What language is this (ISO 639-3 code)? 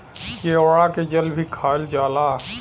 bho